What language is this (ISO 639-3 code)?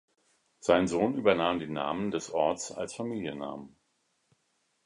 deu